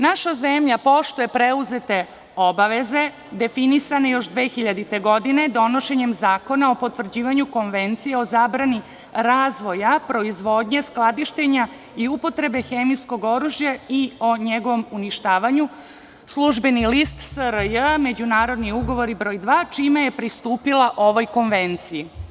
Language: Serbian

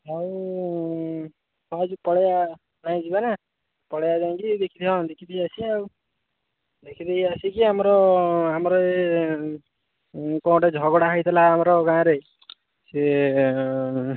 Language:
Odia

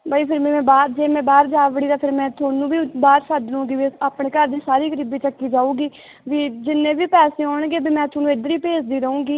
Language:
Punjabi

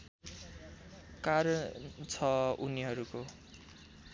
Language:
Nepali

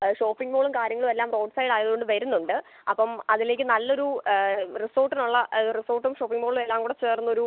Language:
Malayalam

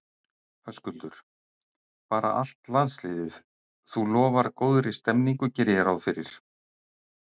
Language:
Icelandic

